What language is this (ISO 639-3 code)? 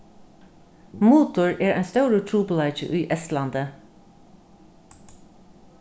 fao